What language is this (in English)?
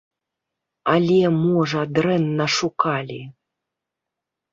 Belarusian